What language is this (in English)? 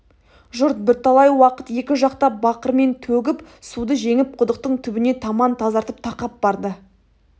Kazakh